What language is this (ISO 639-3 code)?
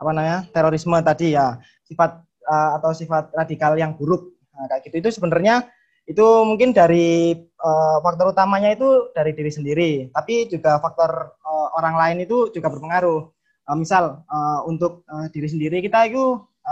ind